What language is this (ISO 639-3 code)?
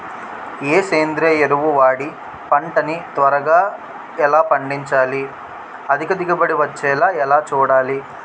tel